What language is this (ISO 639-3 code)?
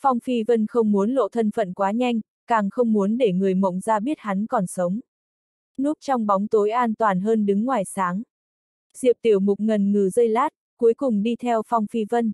vie